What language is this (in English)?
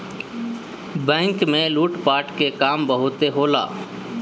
Bhojpuri